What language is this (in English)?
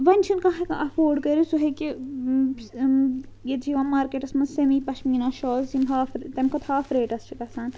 Kashmiri